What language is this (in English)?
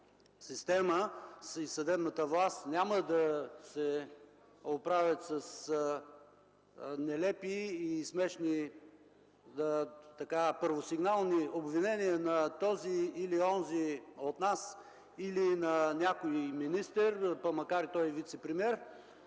Bulgarian